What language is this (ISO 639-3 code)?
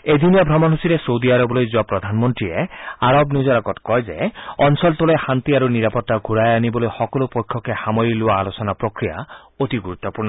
asm